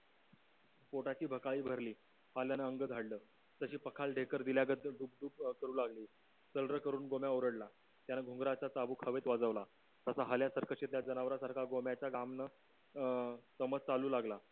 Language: Marathi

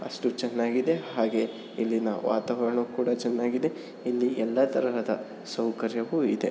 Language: Kannada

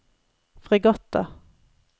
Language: Norwegian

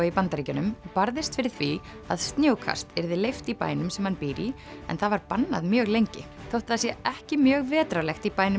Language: Icelandic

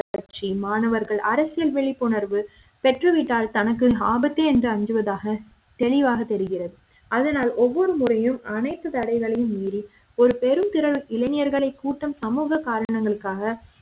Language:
Tamil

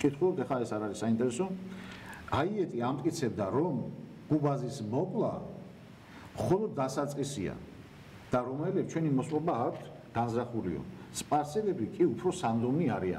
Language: Turkish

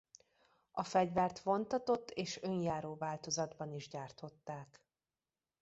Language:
Hungarian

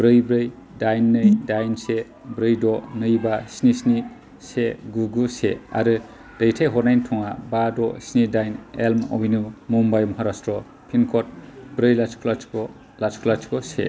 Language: Bodo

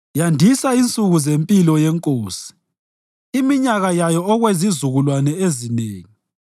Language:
North Ndebele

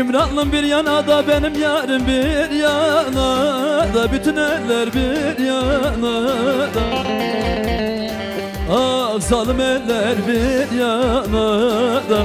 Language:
Turkish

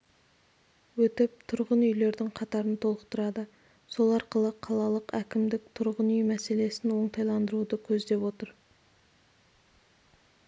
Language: Kazakh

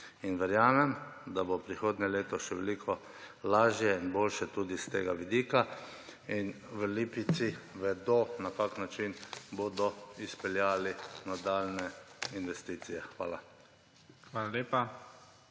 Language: Slovenian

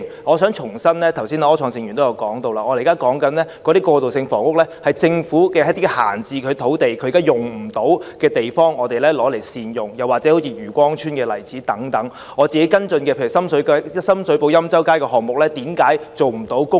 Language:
Cantonese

